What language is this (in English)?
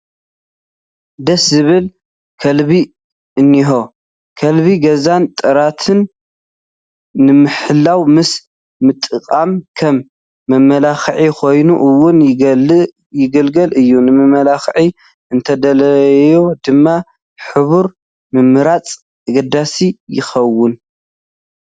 Tigrinya